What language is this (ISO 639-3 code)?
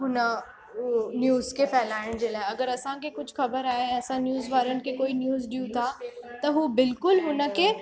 snd